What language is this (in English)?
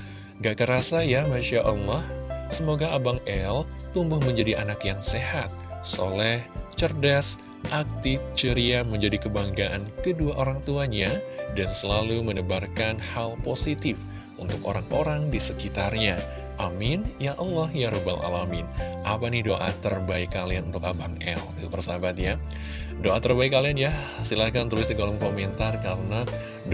Indonesian